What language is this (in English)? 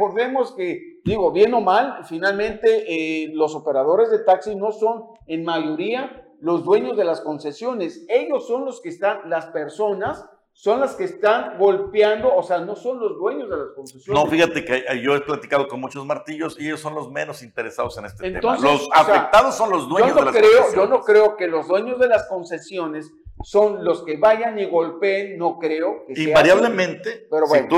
Spanish